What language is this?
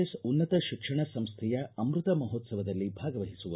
Kannada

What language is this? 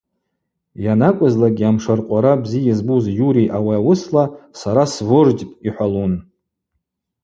Abaza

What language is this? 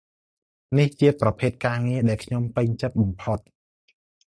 Khmer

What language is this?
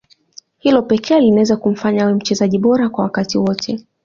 Swahili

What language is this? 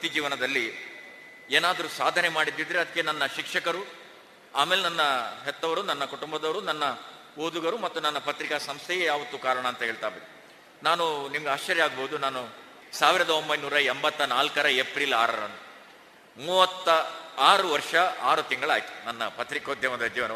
Kannada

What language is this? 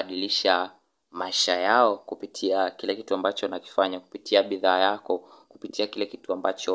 Swahili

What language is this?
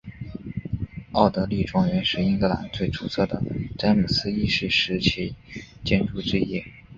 Chinese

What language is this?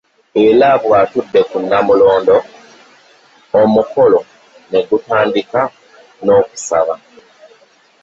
Ganda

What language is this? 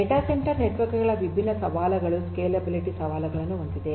Kannada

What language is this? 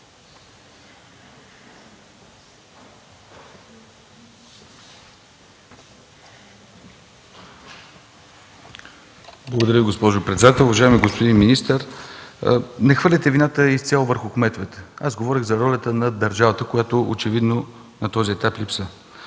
Bulgarian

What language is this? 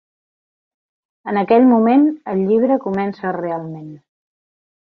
Catalan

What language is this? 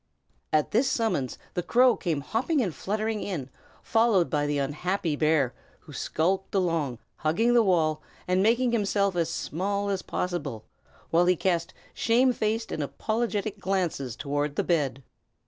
English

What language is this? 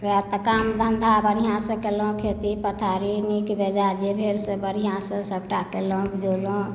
Maithili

